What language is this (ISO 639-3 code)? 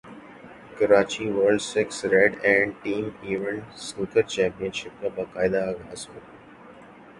urd